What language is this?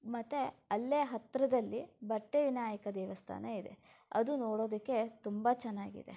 Kannada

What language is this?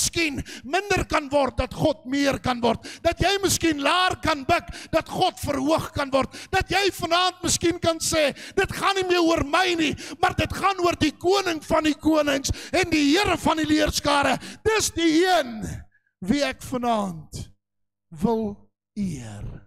Dutch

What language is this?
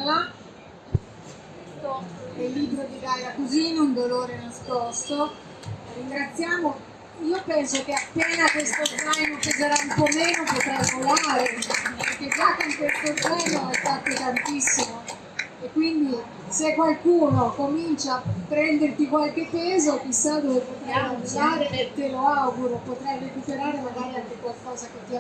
Italian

